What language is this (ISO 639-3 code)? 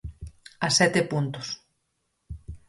glg